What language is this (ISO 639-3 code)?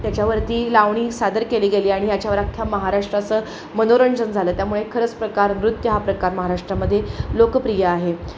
mar